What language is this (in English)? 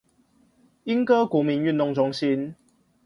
Chinese